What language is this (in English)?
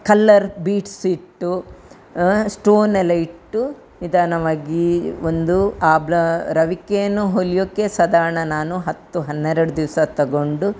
Kannada